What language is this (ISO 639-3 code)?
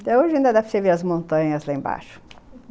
por